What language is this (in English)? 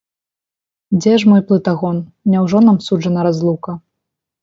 Belarusian